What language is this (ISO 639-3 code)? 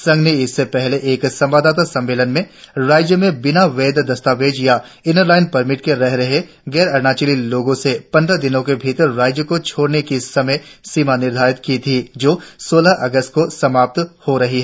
hin